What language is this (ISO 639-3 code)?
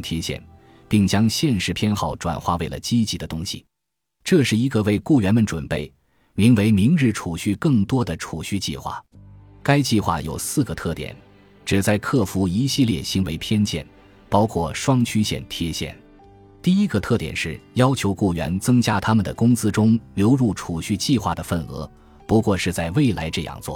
zho